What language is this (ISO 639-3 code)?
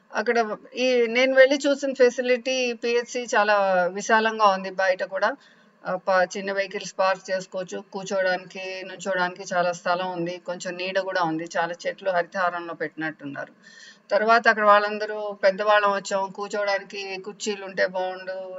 tel